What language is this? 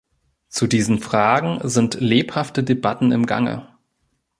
German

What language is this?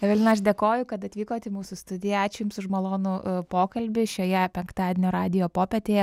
Lithuanian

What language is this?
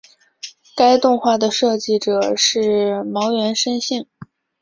Chinese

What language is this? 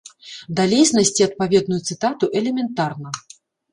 Belarusian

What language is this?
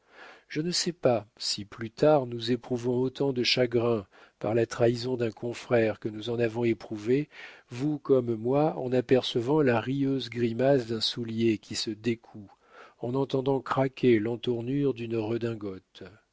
French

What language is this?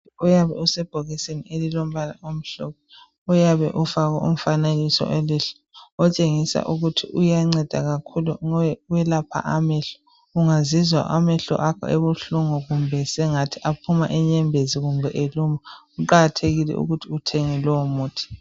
North Ndebele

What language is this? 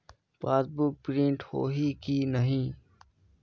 Chhattisgarhi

